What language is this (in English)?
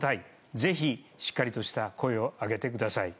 Japanese